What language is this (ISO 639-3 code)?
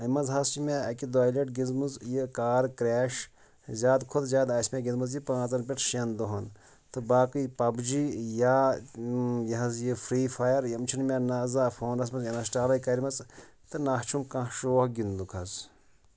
kas